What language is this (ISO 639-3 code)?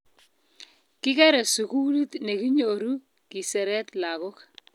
kln